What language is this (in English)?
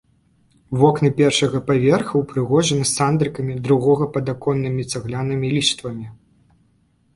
Belarusian